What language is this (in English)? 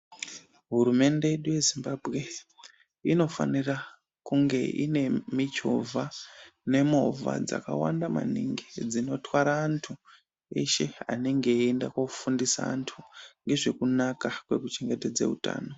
Ndau